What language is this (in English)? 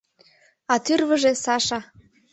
Mari